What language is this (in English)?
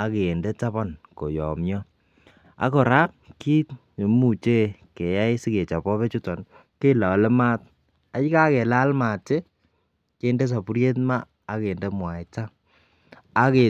Kalenjin